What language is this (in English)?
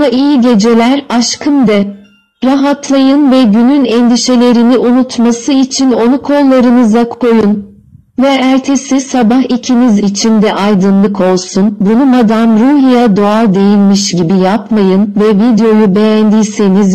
Turkish